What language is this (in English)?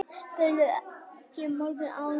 Icelandic